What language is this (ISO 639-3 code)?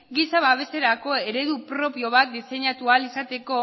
eus